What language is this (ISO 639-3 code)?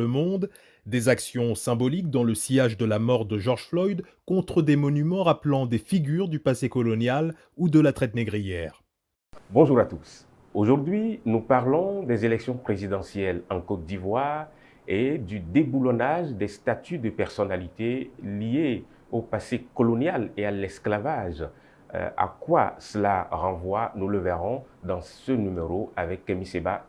fra